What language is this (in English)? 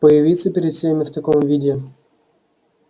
Russian